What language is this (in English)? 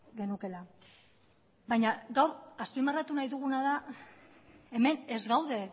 Basque